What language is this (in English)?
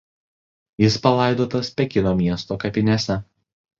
Lithuanian